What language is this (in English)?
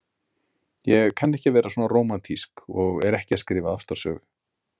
Icelandic